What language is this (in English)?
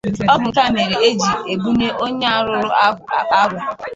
Igbo